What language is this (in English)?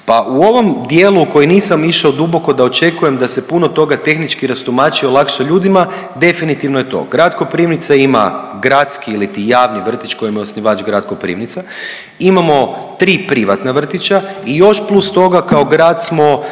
Croatian